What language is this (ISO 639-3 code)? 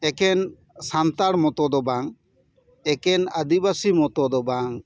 sat